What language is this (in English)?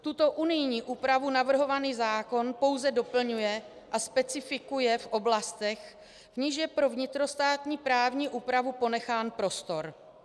Czech